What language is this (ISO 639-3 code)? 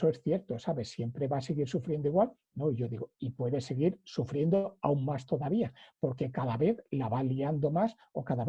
spa